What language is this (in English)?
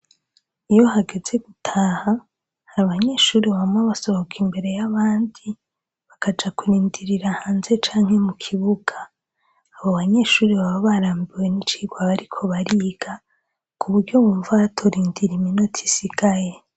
Rundi